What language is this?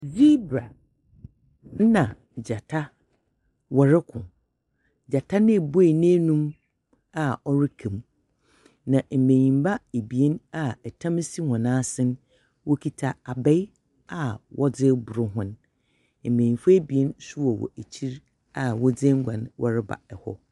Akan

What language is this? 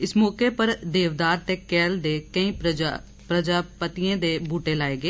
Dogri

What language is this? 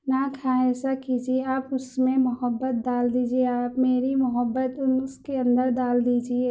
Urdu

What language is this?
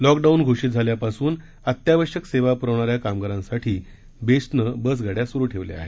Marathi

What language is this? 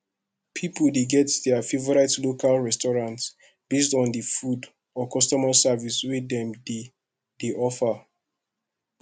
Nigerian Pidgin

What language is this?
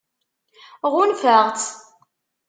Kabyle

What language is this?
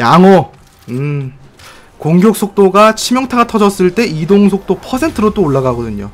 Korean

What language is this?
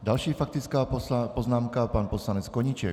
Czech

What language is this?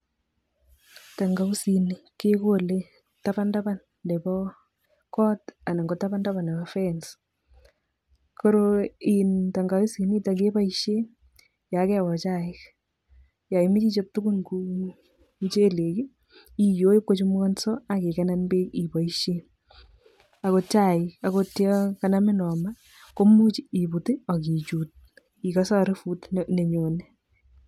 Kalenjin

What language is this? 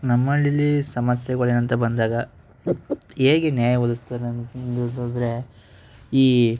Kannada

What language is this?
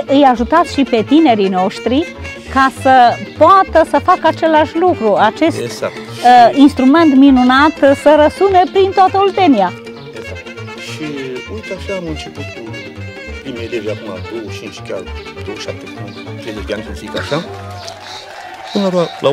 Romanian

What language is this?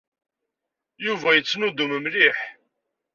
Kabyle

